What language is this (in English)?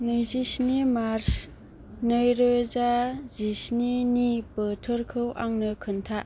Bodo